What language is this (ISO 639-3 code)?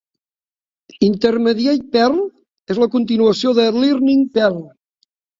cat